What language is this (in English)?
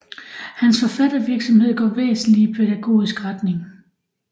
Danish